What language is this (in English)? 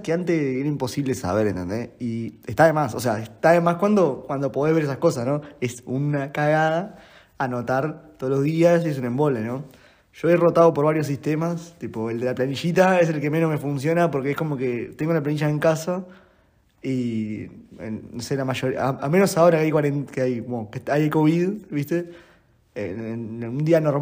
Spanish